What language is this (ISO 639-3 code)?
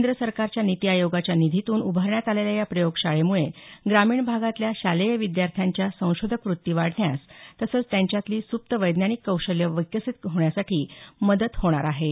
mar